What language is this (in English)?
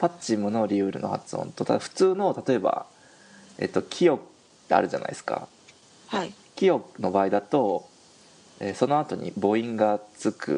Japanese